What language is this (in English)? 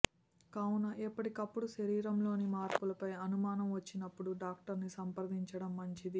Telugu